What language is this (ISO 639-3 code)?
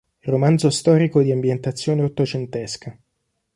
ita